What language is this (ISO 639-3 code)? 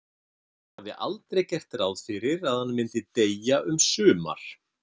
isl